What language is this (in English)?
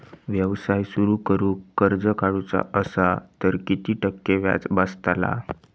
Marathi